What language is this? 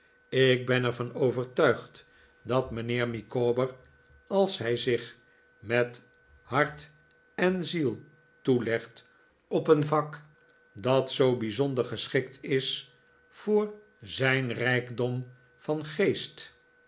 Dutch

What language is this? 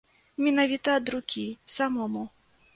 Belarusian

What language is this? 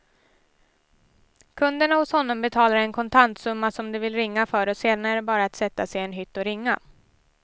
Swedish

